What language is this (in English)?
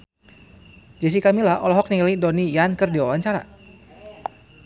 Sundanese